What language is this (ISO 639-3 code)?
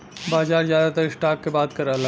bho